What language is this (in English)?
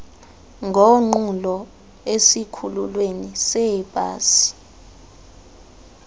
Xhosa